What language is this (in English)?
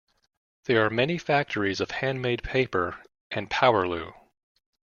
English